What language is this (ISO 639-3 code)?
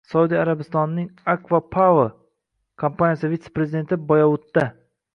uzb